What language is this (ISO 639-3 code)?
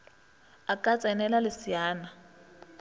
nso